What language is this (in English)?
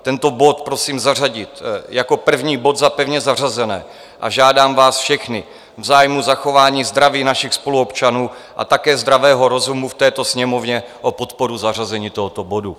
Czech